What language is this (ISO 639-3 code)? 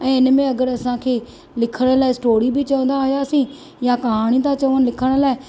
snd